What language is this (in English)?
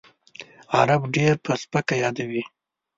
Pashto